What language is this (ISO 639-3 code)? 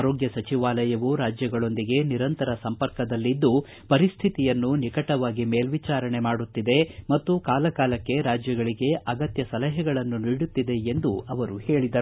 kan